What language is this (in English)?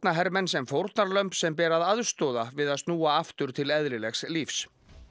Icelandic